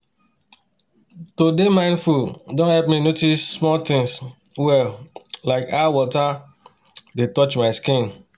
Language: Nigerian Pidgin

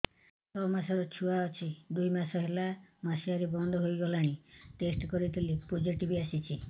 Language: Odia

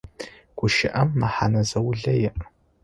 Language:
Adyghe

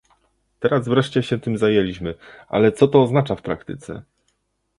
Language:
Polish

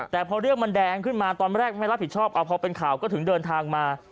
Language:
Thai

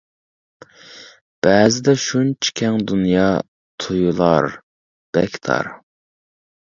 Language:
Uyghur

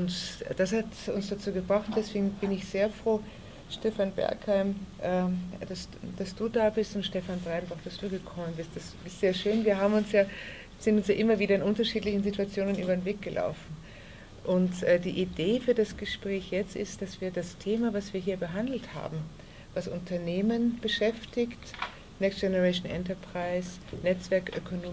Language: German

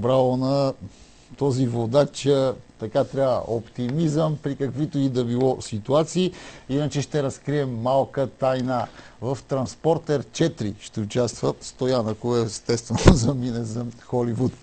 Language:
Bulgarian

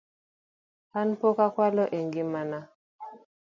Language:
Luo (Kenya and Tanzania)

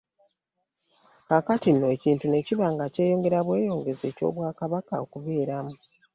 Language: Ganda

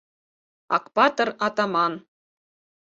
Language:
Mari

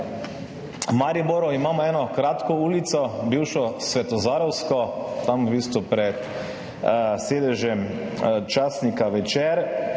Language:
Slovenian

